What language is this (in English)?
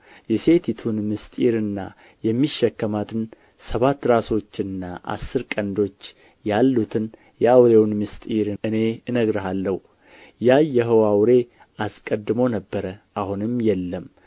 Amharic